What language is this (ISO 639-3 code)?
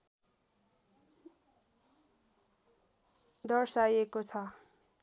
nep